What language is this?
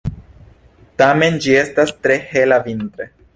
Esperanto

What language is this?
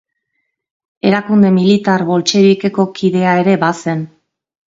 Basque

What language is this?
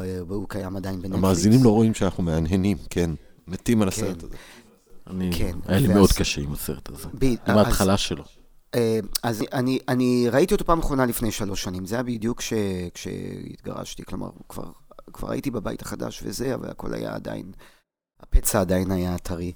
Hebrew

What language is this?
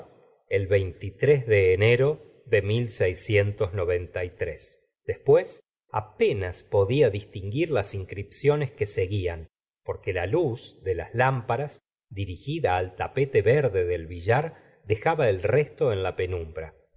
Spanish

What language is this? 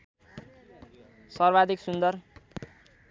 Nepali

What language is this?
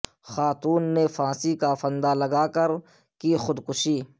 Urdu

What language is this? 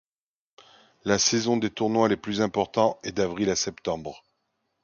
French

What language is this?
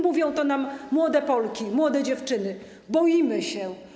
Polish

